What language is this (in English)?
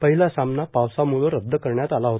Marathi